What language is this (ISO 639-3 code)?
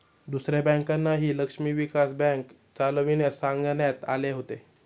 mar